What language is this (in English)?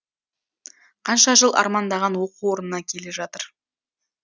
Kazakh